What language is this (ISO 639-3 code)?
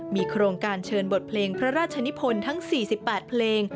tha